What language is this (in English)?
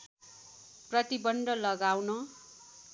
Nepali